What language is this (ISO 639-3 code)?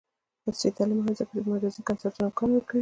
pus